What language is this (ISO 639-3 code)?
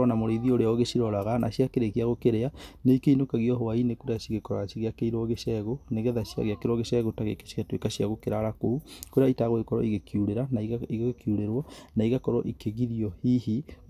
kik